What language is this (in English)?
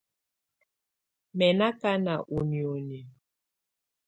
Tunen